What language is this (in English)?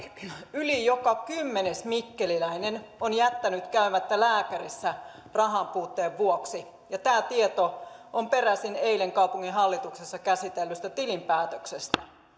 Finnish